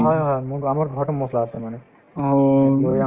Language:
Assamese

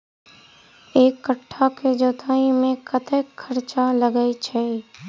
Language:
Maithili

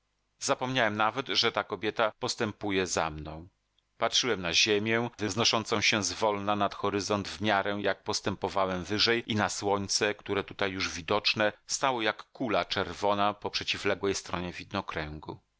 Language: Polish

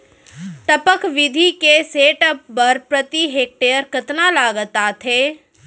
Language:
Chhattisgarhi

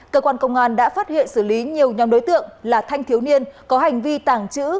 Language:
Vietnamese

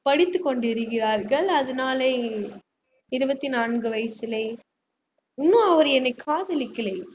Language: Tamil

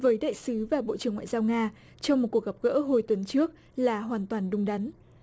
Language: Vietnamese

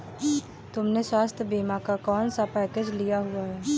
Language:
Hindi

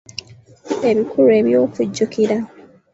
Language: Ganda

